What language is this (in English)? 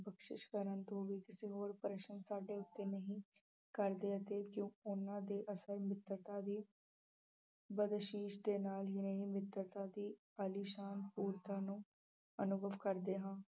Punjabi